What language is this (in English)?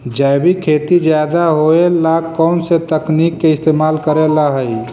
Magahi